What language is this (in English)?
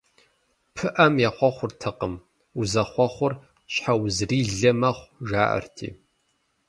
Kabardian